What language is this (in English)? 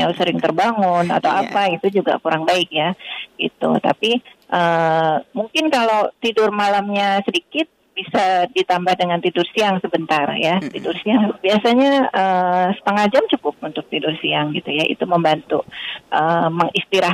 Indonesian